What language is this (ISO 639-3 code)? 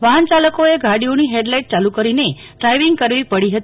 guj